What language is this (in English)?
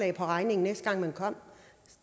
Danish